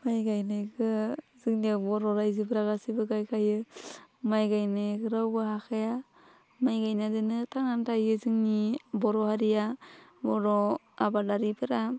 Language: Bodo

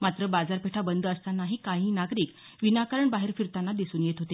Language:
Marathi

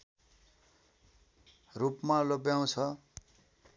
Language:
Nepali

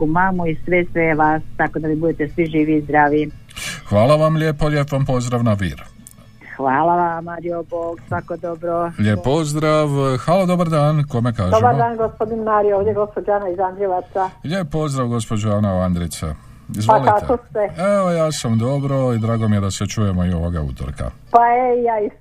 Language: Croatian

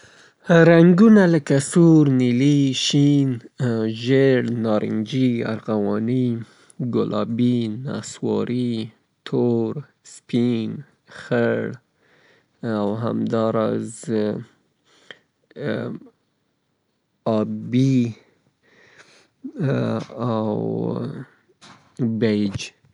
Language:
Southern Pashto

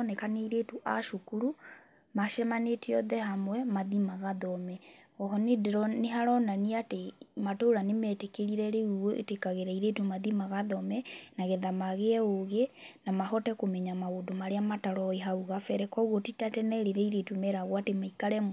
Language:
Kikuyu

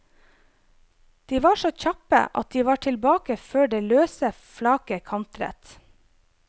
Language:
Norwegian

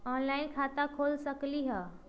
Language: Magahi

